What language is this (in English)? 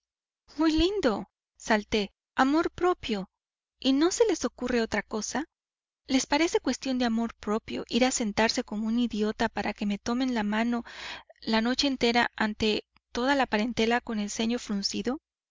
Spanish